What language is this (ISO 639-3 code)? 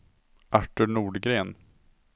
swe